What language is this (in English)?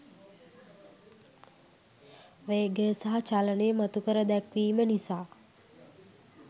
Sinhala